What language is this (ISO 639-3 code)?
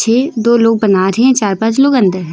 hin